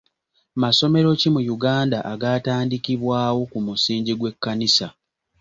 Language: Ganda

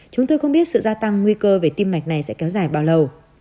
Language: Vietnamese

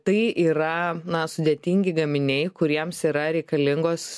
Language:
Lithuanian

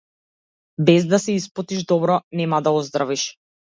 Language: Macedonian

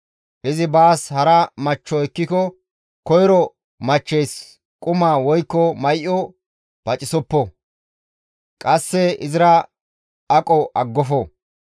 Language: Gamo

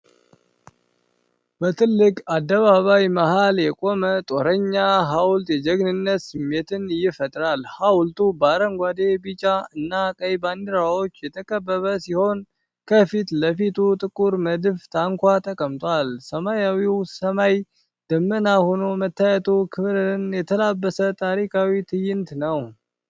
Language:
Amharic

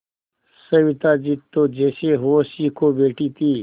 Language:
Hindi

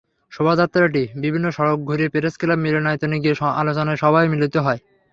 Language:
Bangla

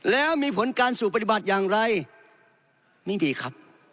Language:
Thai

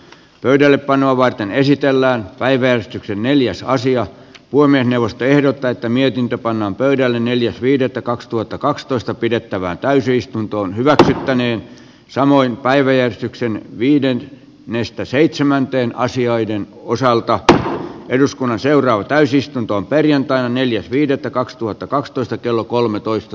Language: Finnish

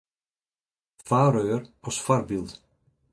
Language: Western Frisian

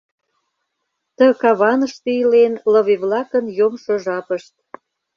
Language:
Mari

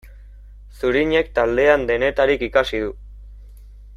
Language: Basque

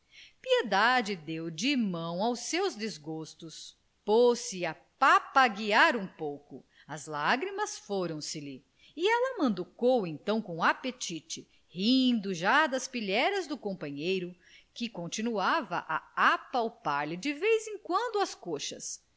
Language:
Portuguese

